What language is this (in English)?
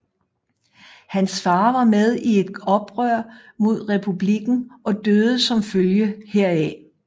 Danish